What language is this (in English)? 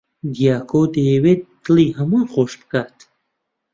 Central Kurdish